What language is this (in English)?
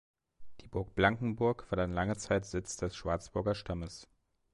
German